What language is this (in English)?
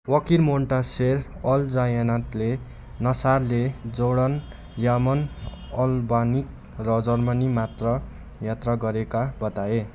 Nepali